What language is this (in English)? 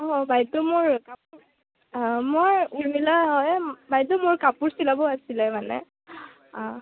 Assamese